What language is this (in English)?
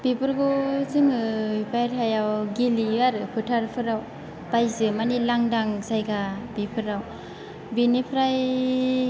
Bodo